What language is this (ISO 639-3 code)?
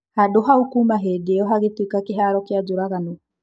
kik